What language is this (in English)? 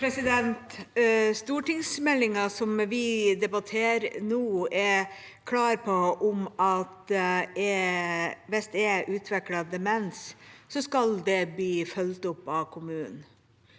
Norwegian